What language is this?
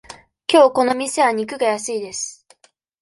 Japanese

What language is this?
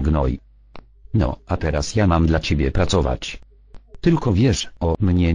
Polish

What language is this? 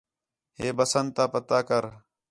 Khetrani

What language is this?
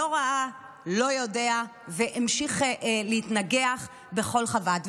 Hebrew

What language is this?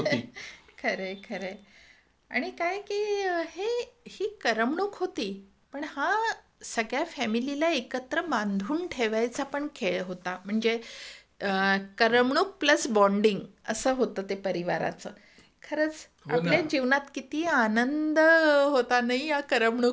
Marathi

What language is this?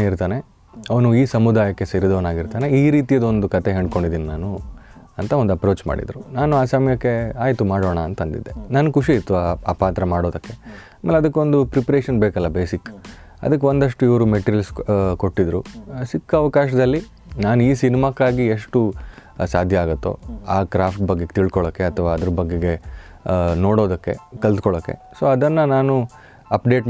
Kannada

